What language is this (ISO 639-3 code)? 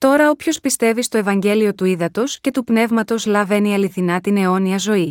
ell